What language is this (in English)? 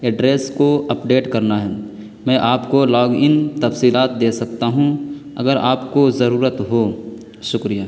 Urdu